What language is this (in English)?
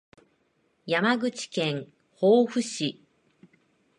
Japanese